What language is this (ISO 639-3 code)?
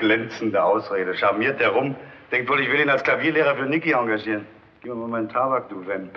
deu